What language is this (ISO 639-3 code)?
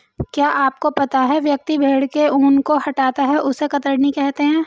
hin